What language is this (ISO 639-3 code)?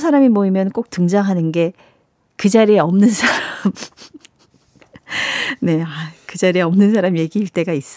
kor